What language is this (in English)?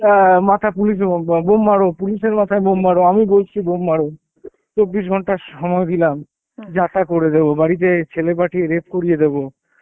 Bangla